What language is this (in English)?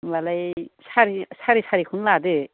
Bodo